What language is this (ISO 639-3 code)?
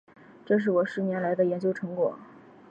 zho